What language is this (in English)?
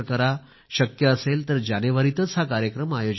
Marathi